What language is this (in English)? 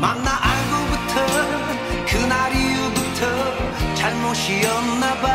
Korean